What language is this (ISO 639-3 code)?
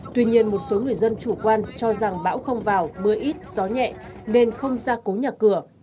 vie